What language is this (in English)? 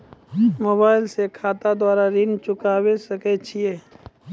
Maithili